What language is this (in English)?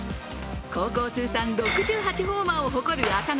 Japanese